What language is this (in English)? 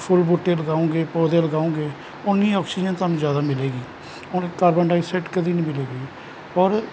Punjabi